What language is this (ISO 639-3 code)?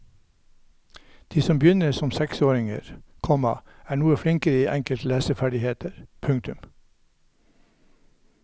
nor